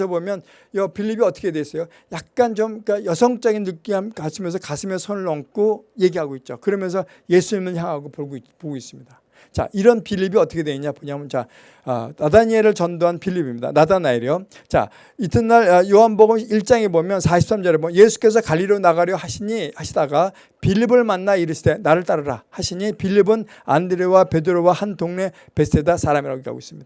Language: Korean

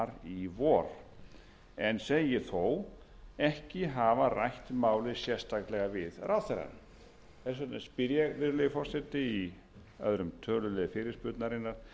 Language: Icelandic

